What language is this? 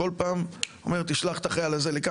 Hebrew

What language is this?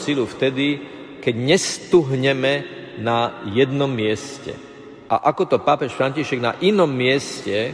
Slovak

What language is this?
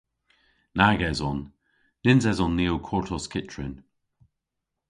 Cornish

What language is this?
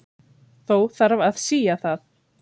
Icelandic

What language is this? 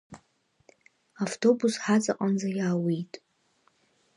Abkhazian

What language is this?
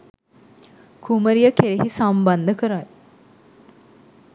Sinhala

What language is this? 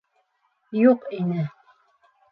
Bashkir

